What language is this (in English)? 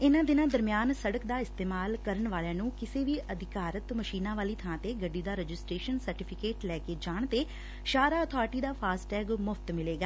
Punjabi